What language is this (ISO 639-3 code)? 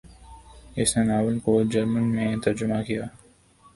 urd